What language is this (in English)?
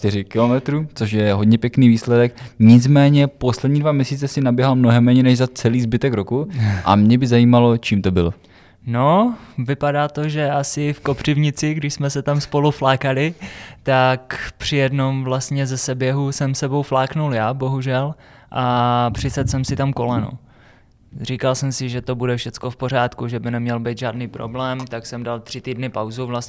Czech